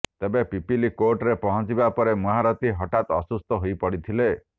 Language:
Odia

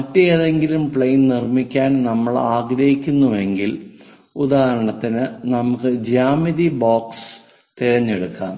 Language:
Malayalam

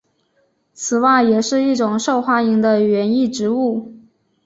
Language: Chinese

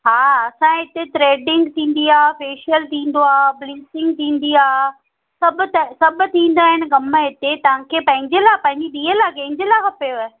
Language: Sindhi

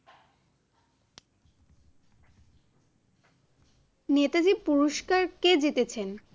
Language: Bangla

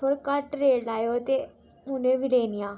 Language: Dogri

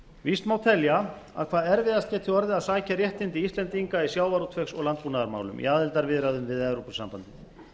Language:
Icelandic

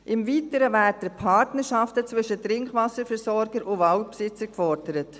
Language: Swiss German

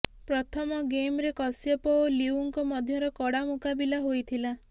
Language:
Odia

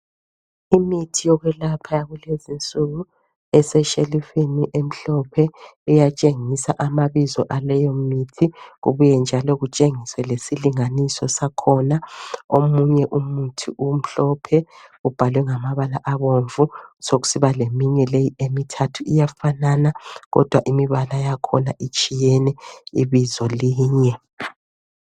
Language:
North Ndebele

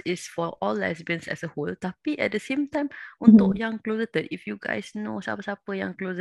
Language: Malay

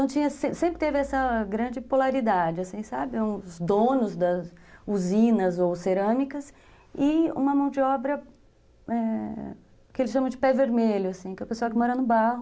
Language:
Portuguese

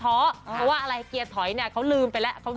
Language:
Thai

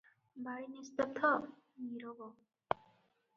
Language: Odia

